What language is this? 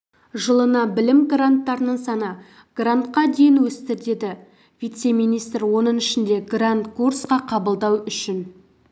Kazakh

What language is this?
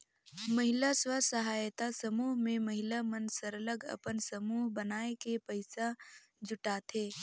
Chhattisgarhi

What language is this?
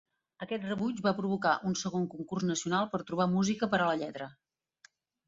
Catalan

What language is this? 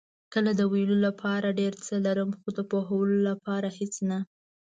Pashto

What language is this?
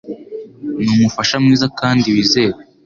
Kinyarwanda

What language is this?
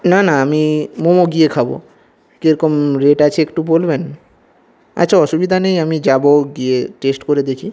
Bangla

